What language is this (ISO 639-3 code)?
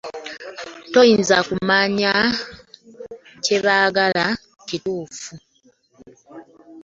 lug